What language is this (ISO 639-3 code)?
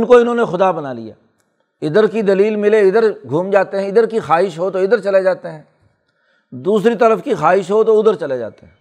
urd